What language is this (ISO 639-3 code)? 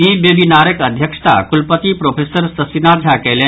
mai